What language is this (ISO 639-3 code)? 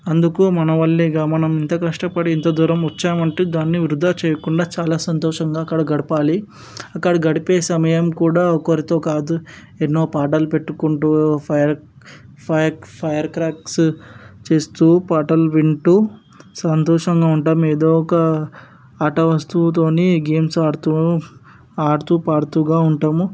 tel